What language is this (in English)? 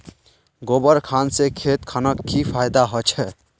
Magahi